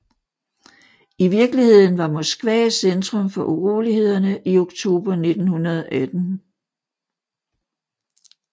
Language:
Danish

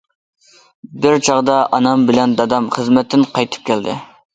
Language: Uyghur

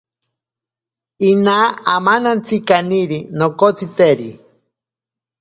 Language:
Ashéninka Perené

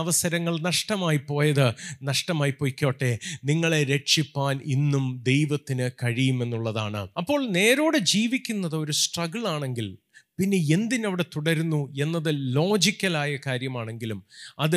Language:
Malayalam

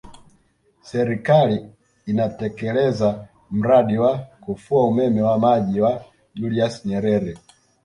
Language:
Swahili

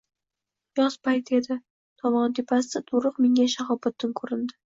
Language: Uzbek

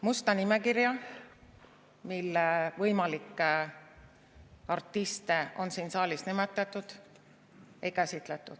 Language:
Estonian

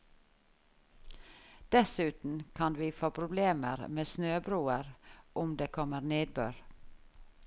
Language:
Norwegian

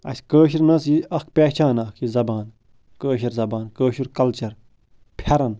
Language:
Kashmiri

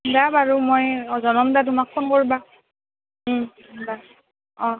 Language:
Assamese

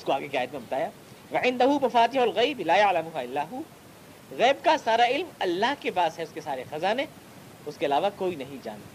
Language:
Urdu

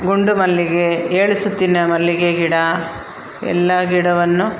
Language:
Kannada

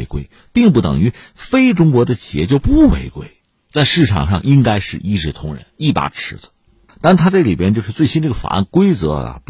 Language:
Chinese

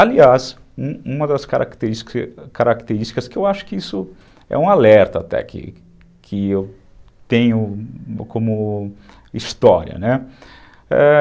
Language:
Portuguese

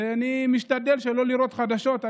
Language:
Hebrew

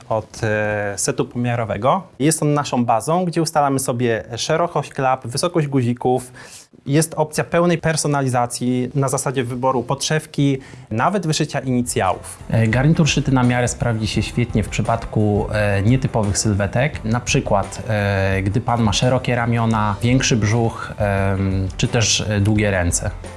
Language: Polish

